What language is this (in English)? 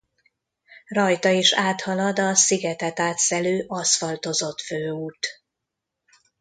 Hungarian